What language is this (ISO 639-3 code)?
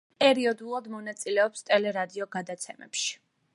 kat